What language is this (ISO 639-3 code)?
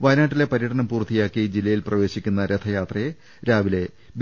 mal